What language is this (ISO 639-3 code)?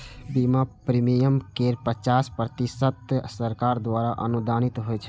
mai